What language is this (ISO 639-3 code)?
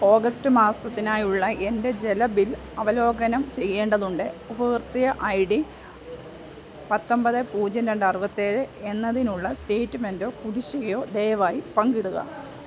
mal